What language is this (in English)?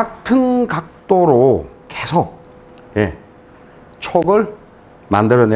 Korean